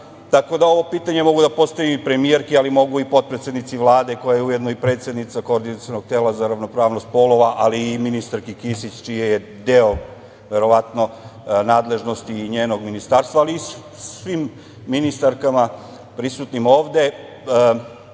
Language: Serbian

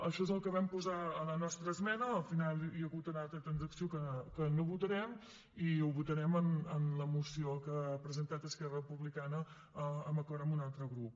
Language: Catalan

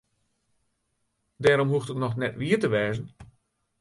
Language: Western Frisian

